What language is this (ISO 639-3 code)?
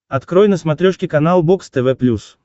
rus